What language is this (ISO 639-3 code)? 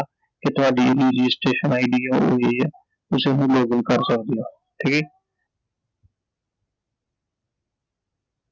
pan